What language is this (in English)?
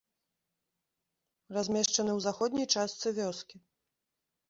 Belarusian